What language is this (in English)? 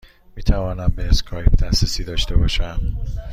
Persian